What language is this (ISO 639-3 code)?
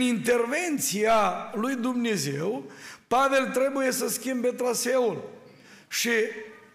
ron